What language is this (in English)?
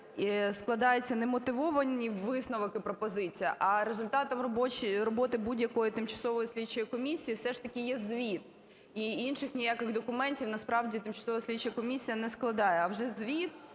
Ukrainian